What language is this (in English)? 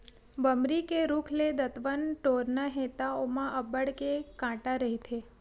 Chhattisgarhi